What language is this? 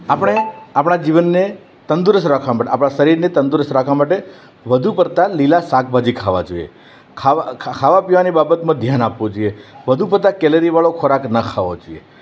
Gujarati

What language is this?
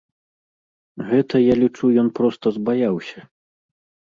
Belarusian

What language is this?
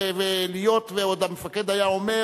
Hebrew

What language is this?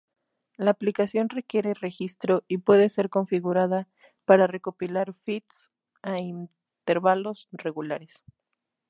Spanish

